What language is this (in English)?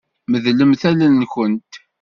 Kabyle